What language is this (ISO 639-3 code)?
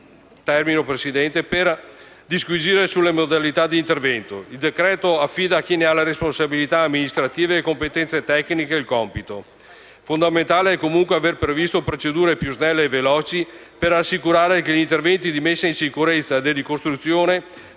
ita